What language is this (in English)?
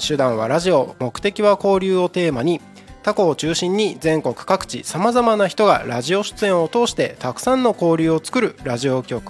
Japanese